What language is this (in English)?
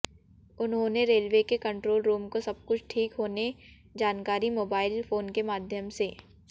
Hindi